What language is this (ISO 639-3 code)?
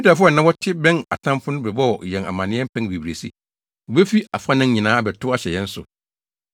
aka